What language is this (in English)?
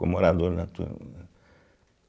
Portuguese